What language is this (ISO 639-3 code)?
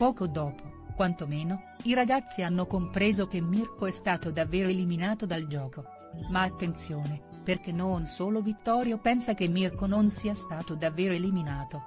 ita